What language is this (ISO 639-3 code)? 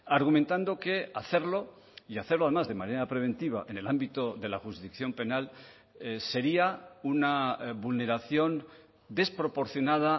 spa